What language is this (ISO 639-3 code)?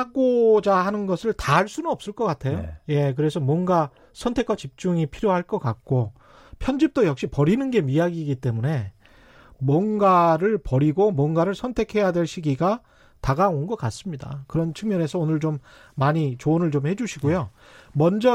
kor